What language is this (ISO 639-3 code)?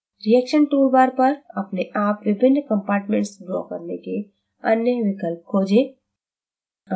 hin